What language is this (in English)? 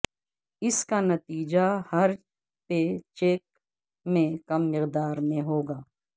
Urdu